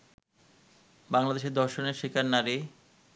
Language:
Bangla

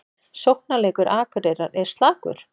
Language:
Icelandic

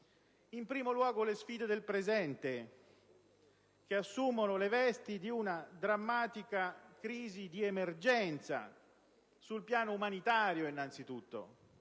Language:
Italian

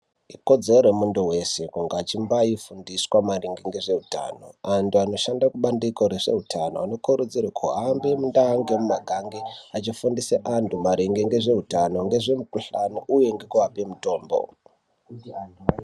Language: Ndau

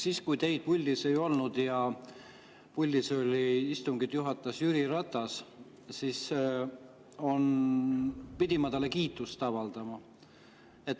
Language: Estonian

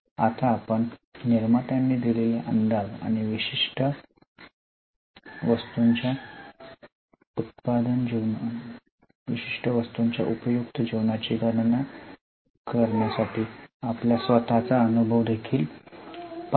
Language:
Marathi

